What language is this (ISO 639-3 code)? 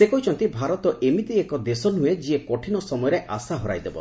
ori